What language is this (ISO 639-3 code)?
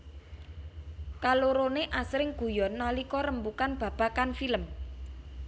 jav